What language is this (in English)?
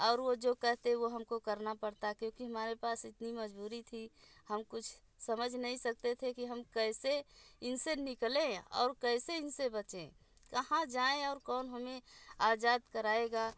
Hindi